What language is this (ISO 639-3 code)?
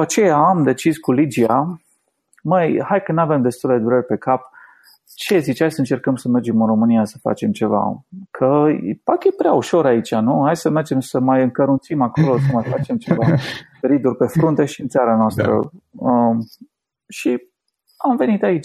ron